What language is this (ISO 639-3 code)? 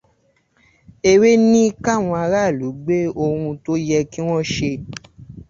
yor